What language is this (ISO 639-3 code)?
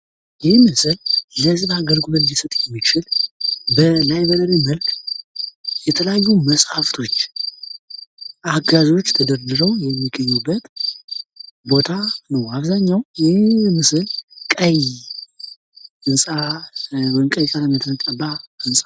amh